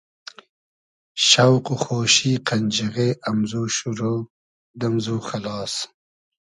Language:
Hazaragi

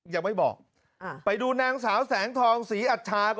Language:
Thai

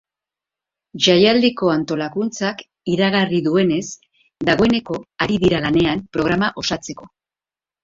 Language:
Basque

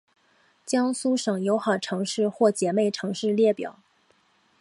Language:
Chinese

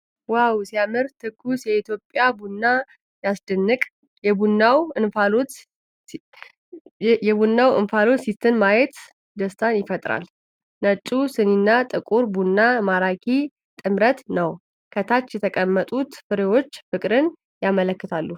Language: Amharic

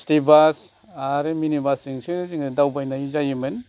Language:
Bodo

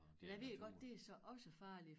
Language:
Danish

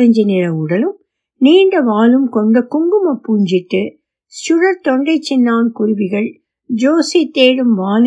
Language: Tamil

